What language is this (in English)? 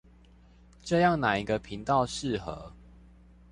Chinese